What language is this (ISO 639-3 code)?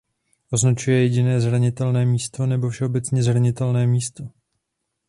ces